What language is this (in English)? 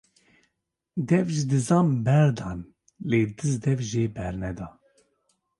Kurdish